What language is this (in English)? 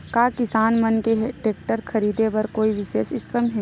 Chhattisgarhi